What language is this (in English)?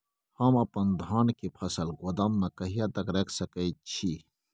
Maithili